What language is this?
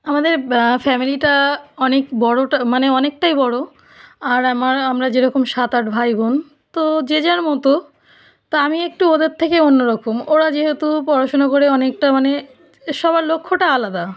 Bangla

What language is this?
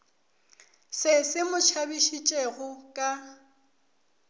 Northern Sotho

